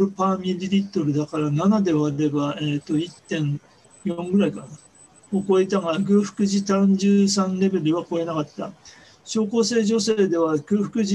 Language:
Japanese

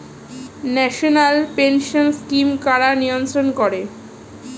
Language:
Bangla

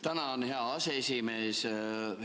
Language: Estonian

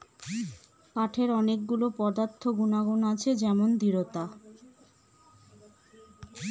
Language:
Bangla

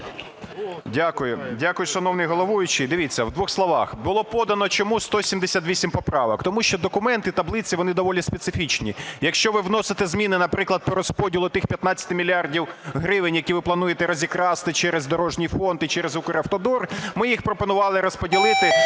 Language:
Ukrainian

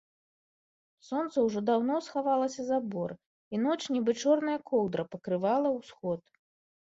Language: Belarusian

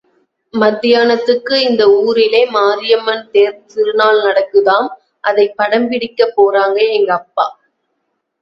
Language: Tamil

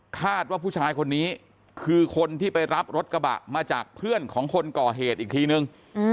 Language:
Thai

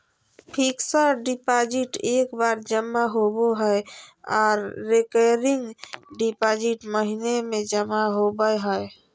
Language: Magahi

